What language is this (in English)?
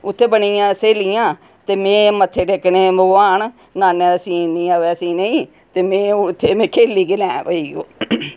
Dogri